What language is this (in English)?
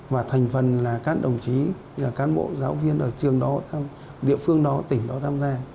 Vietnamese